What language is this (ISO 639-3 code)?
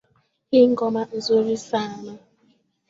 swa